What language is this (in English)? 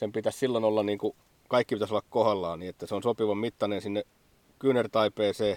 Finnish